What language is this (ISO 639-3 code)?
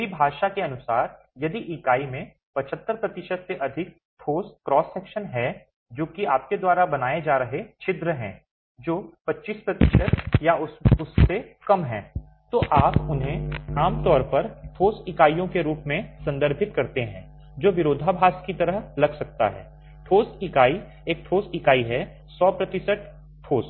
hin